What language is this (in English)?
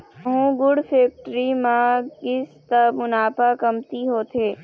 Chhattisgarhi